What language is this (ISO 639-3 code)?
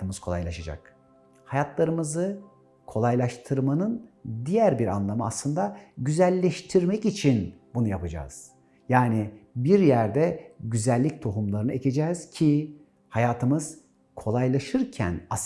tur